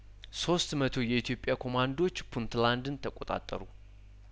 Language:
Amharic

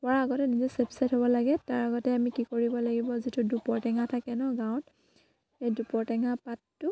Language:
Assamese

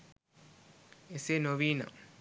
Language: Sinhala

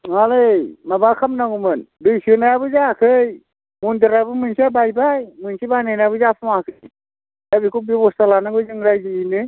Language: Bodo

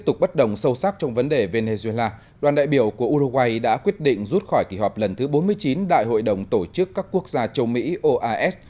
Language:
Vietnamese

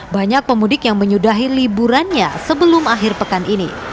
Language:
Indonesian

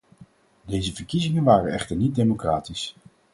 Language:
Dutch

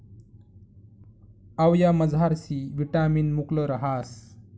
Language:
Marathi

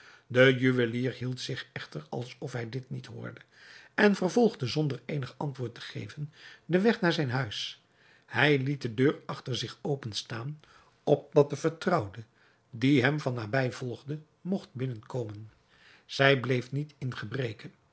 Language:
Dutch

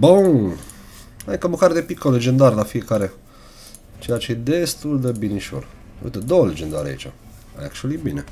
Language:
Romanian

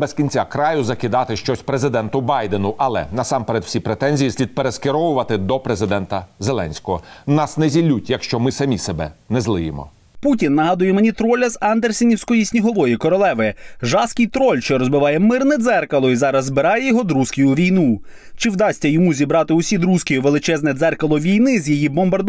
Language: Ukrainian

